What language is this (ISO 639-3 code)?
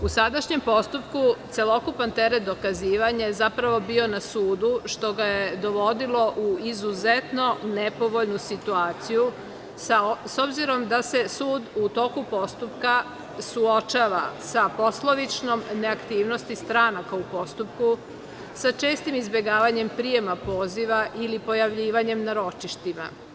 srp